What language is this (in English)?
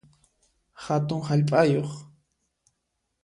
Puno Quechua